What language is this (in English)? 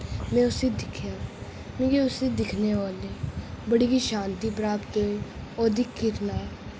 Dogri